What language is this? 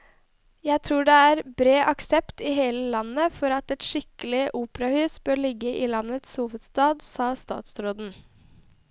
Norwegian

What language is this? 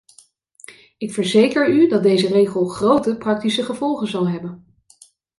Dutch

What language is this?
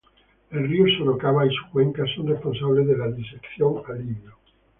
Spanish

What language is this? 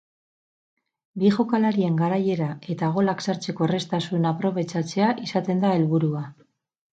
Basque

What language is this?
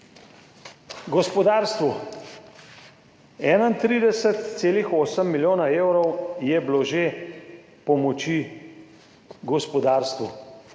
Slovenian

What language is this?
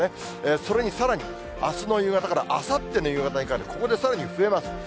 Japanese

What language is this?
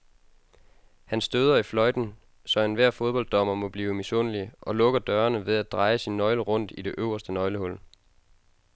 Danish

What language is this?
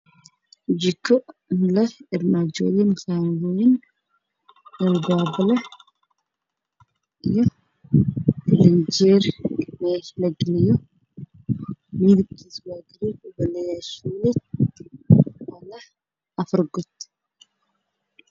Somali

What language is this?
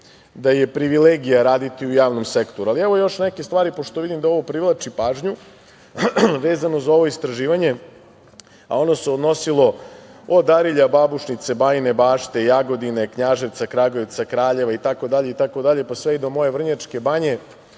Serbian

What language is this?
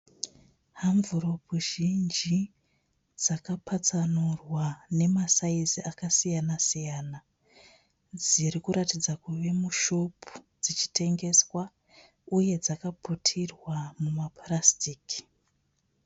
Shona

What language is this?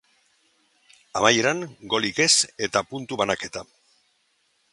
Basque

